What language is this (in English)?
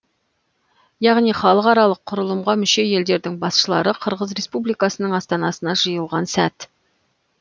Kazakh